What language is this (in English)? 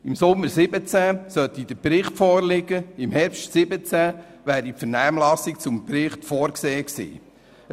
Swiss German